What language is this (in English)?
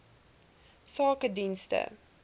Afrikaans